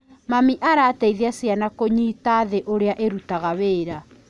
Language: Kikuyu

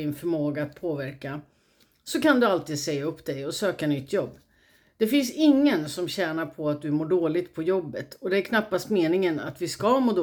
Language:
Swedish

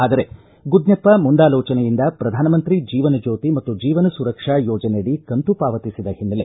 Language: Kannada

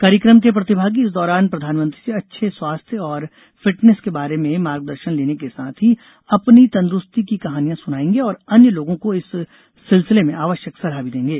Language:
Hindi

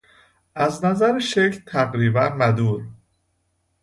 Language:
Persian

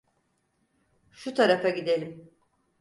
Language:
Turkish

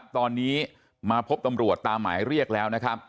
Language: Thai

